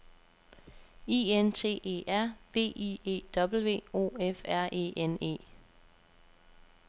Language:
Danish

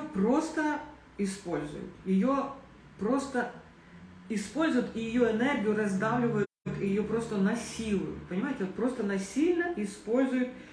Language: Russian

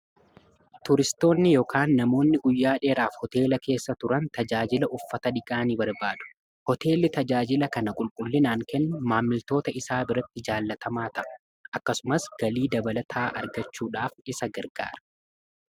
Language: Oromo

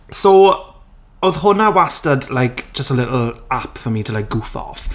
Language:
Welsh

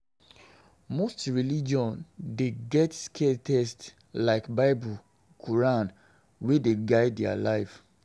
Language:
Nigerian Pidgin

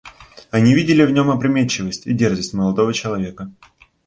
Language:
Russian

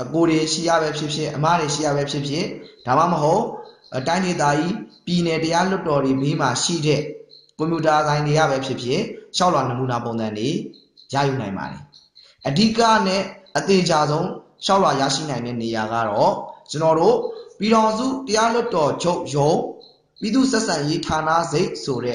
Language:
Korean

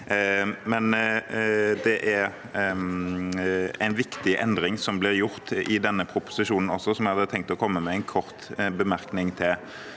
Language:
Norwegian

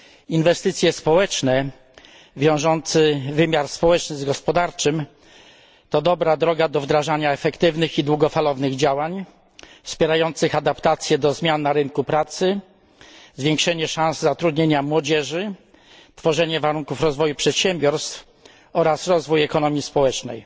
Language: Polish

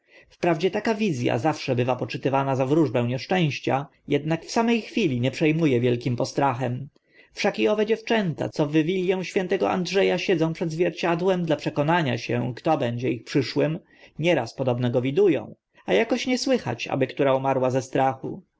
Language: Polish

